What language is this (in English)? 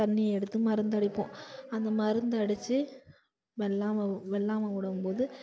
Tamil